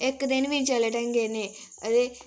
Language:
Dogri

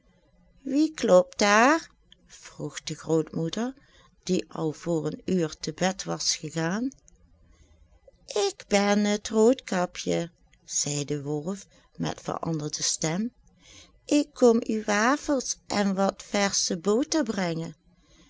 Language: Dutch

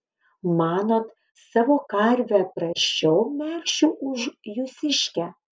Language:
Lithuanian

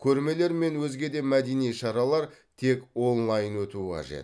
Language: Kazakh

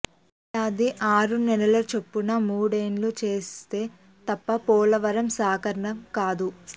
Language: Telugu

